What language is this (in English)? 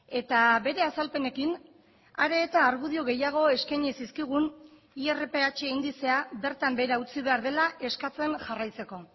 Basque